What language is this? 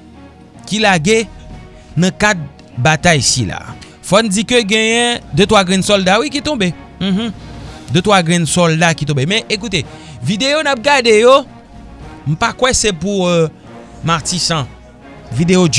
French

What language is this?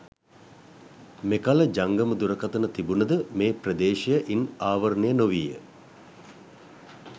Sinhala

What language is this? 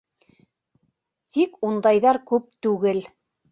Bashkir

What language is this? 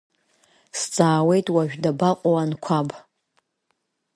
Abkhazian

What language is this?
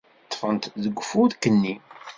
Kabyle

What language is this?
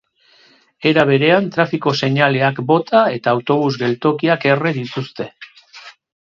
Basque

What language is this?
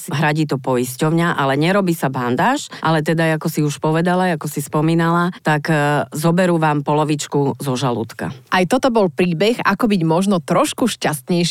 Slovak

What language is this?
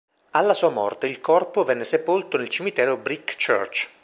Italian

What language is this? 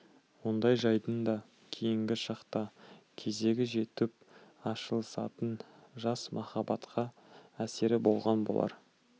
Kazakh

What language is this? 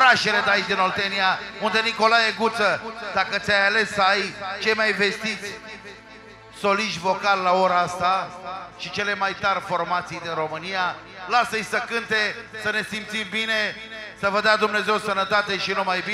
Romanian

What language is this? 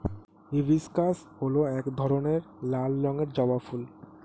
Bangla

